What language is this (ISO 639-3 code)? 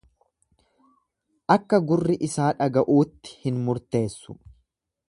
orm